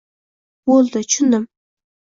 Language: Uzbek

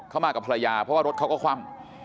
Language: Thai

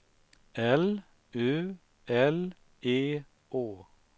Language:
Swedish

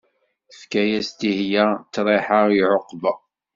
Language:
Kabyle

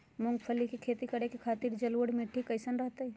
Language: Magahi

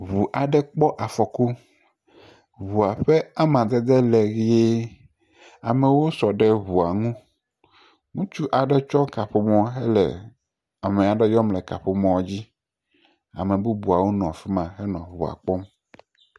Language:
Ewe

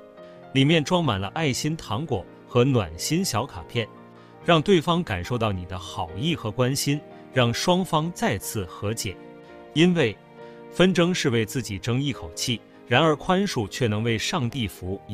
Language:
Chinese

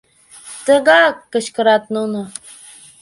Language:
Mari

